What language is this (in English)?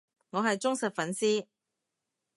Cantonese